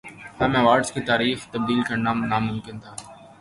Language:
Urdu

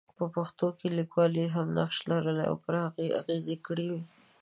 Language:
Pashto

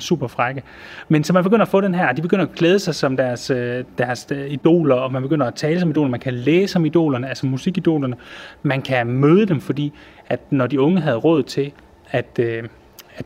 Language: Danish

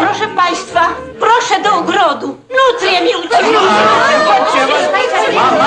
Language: Polish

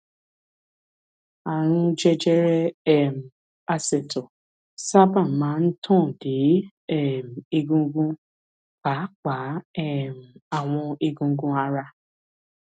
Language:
Yoruba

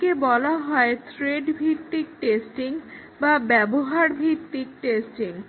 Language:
Bangla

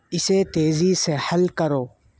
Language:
Urdu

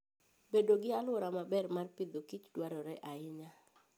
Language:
Luo (Kenya and Tanzania)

